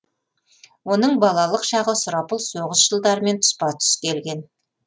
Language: Kazakh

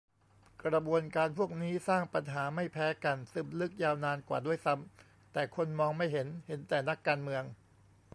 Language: Thai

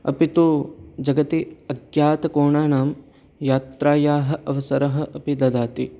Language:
Sanskrit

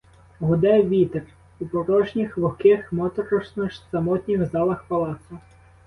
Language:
Ukrainian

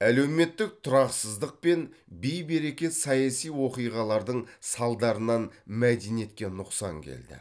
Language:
Kazakh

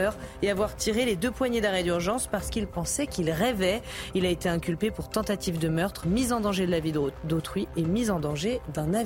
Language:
French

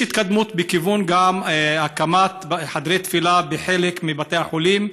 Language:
Hebrew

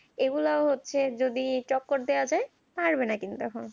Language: Bangla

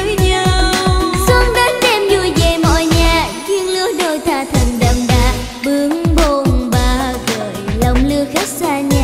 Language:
Vietnamese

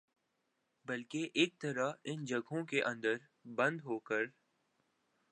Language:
Urdu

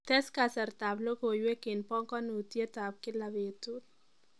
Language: Kalenjin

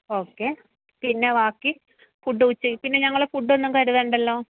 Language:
Malayalam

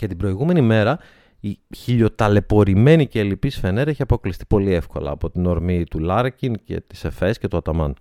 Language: Greek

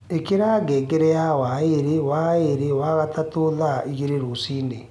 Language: Kikuyu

